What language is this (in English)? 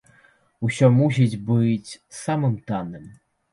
Belarusian